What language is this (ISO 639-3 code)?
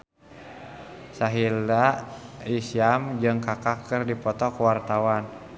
sun